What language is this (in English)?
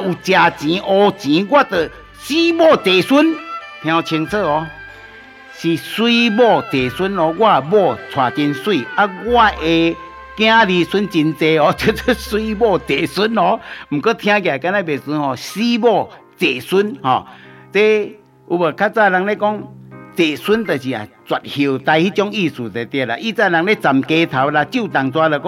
Chinese